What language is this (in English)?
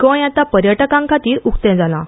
Konkani